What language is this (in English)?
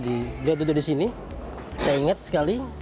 Indonesian